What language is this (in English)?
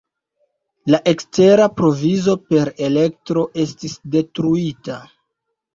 Esperanto